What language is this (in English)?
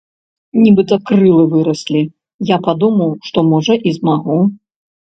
Belarusian